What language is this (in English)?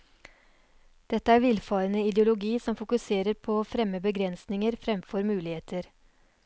Norwegian